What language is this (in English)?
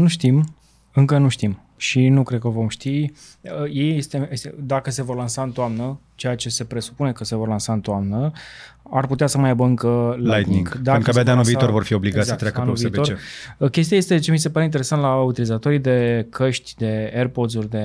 Romanian